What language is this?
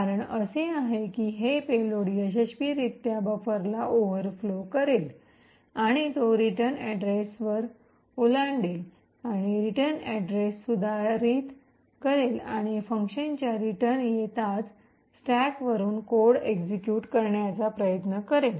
Marathi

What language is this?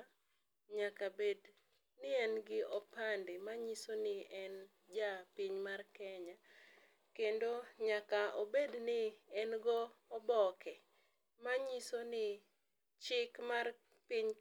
Luo (Kenya and Tanzania)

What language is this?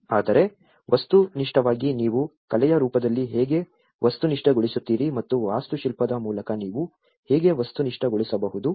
Kannada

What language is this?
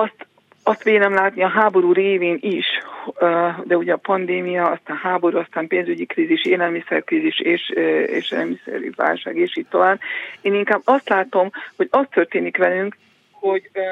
Hungarian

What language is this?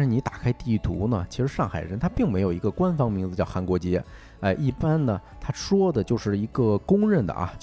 Chinese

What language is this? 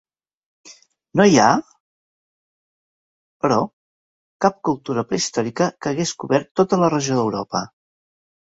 Catalan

